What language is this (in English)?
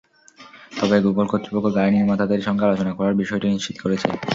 Bangla